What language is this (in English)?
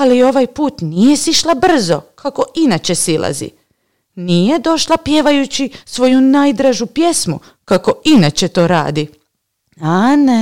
Croatian